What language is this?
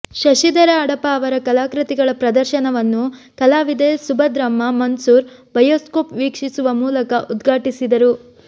Kannada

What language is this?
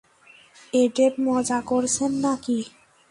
Bangla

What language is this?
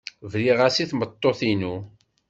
Kabyle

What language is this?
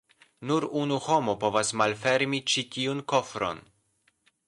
Esperanto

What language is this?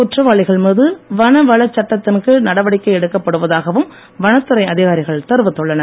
Tamil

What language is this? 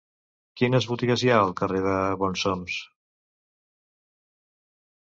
Catalan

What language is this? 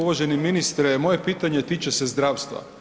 Croatian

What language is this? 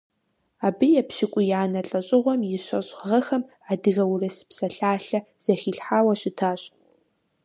Kabardian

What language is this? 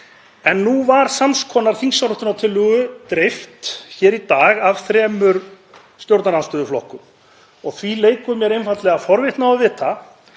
Icelandic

